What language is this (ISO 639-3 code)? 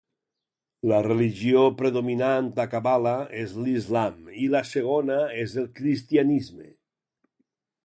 cat